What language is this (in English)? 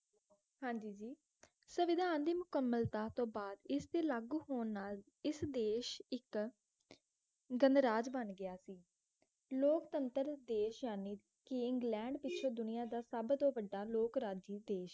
Punjabi